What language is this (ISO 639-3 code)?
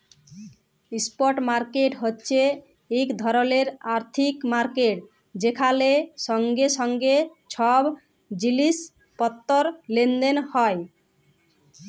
ben